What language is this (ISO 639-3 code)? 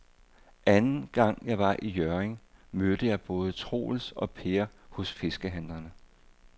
dan